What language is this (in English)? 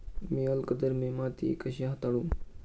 Marathi